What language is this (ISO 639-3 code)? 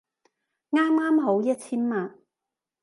yue